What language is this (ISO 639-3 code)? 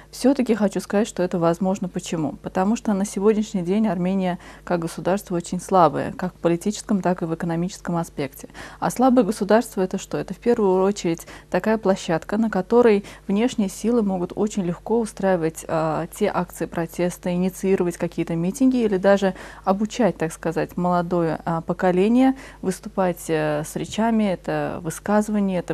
rus